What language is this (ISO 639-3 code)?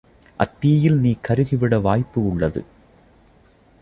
tam